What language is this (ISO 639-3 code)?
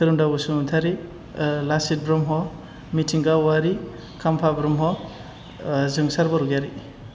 brx